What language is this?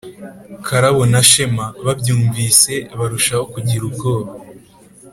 Kinyarwanda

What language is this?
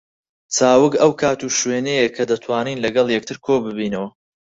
Central Kurdish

